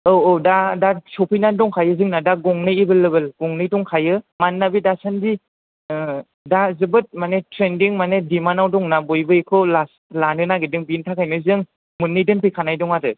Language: Bodo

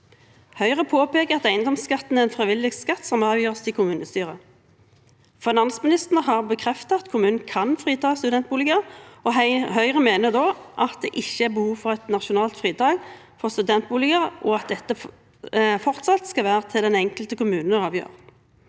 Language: Norwegian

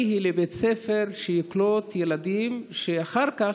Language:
Hebrew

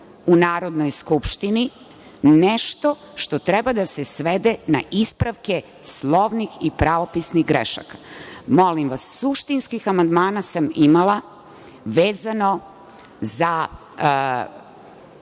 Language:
Serbian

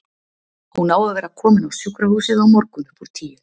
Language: Icelandic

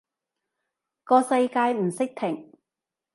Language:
Cantonese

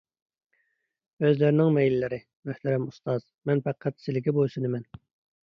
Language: Uyghur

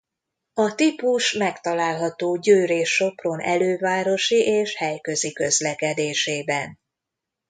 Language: Hungarian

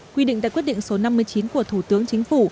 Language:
Vietnamese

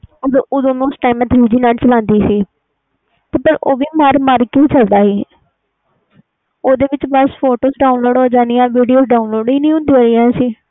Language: Punjabi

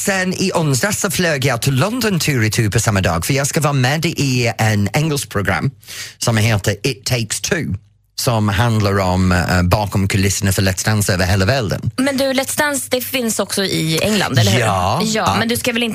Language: Swedish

